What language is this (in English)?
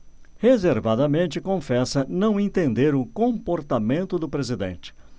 Portuguese